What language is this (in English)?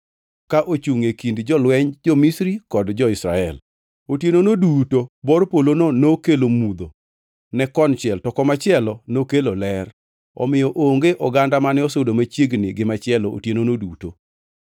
Luo (Kenya and Tanzania)